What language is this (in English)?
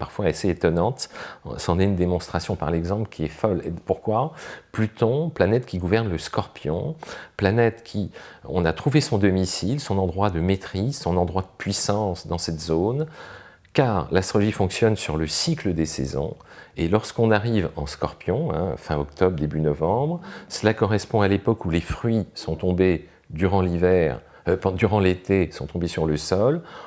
French